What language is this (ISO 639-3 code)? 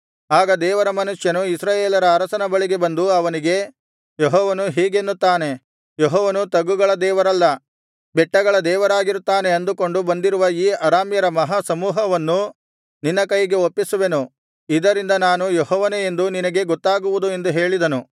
kan